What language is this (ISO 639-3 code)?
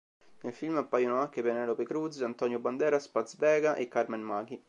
ita